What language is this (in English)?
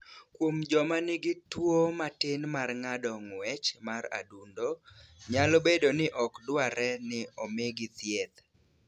Luo (Kenya and Tanzania)